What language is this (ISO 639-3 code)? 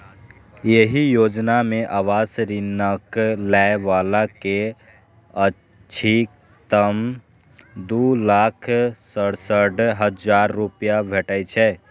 mai